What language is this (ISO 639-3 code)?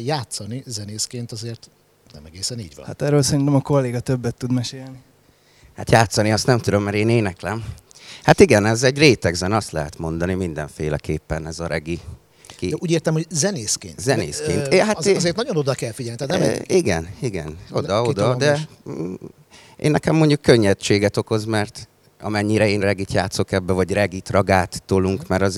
hun